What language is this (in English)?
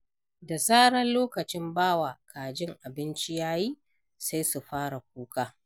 Hausa